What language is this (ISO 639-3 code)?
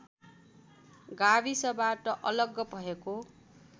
nep